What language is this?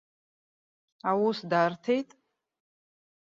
Abkhazian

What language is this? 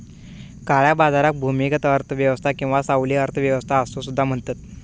Marathi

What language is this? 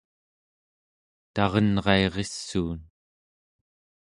Central Yupik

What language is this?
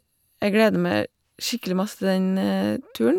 Norwegian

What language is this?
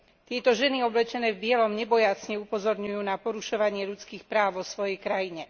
Slovak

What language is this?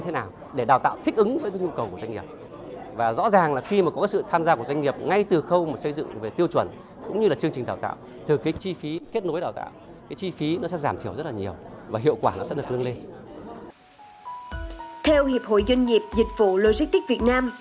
Vietnamese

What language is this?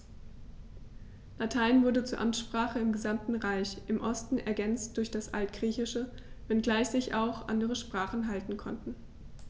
German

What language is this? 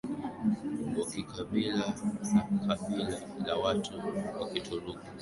Swahili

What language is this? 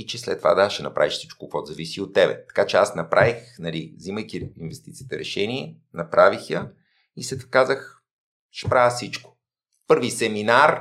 Bulgarian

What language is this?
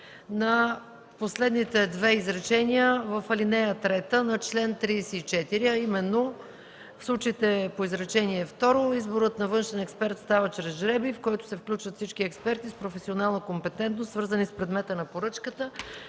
Bulgarian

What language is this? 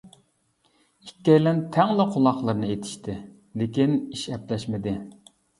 Uyghur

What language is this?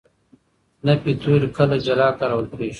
Pashto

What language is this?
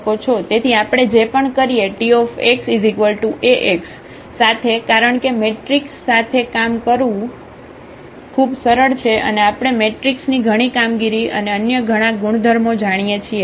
Gujarati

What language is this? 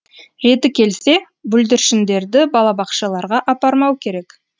Kazakh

